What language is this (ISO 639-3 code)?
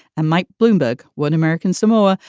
eng